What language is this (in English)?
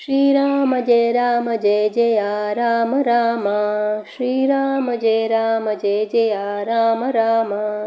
Sanskrit